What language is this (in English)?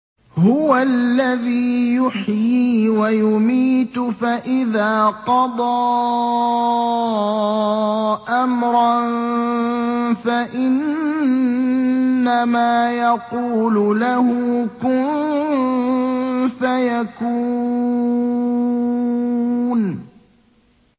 Arabic